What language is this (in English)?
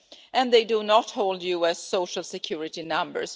English